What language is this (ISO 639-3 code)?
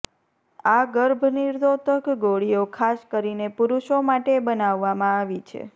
guj